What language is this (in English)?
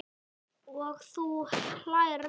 Icelandic